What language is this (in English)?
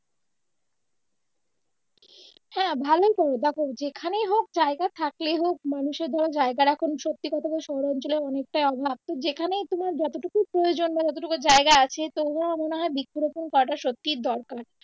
Bangla